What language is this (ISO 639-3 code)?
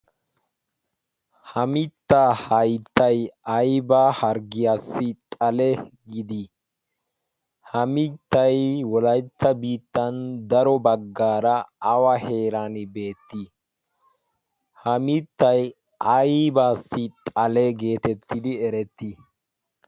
wal